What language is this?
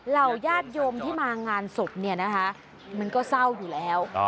Thai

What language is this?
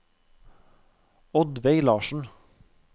Norwegian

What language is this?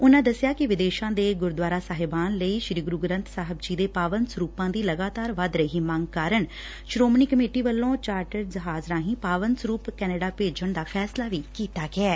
Punjabi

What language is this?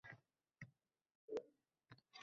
Uzbek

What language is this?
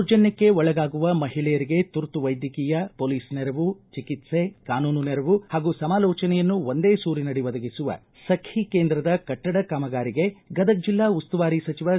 Kannada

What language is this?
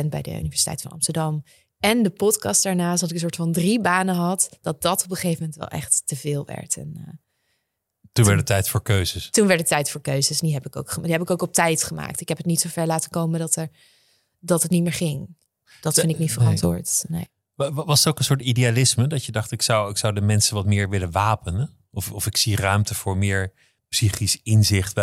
Dutch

